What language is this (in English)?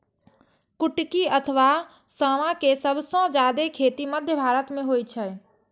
Maithili